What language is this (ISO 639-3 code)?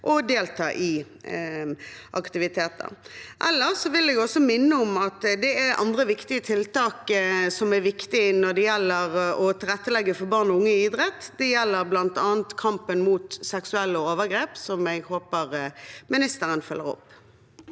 nor